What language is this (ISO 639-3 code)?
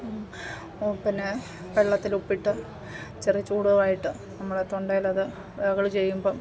mal